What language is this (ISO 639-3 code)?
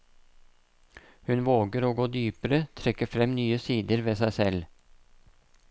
nor